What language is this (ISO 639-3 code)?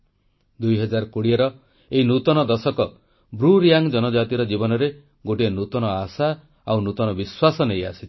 ori